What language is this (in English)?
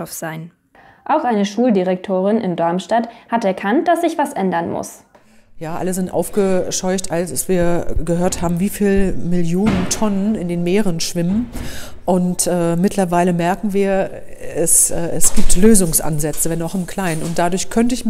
German